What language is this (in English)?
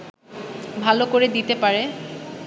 Bangla